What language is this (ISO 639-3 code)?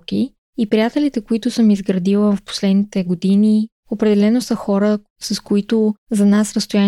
bul